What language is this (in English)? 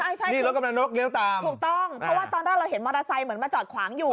Thai